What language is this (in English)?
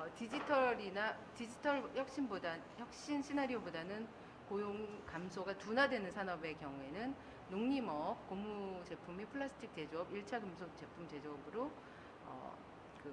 Korean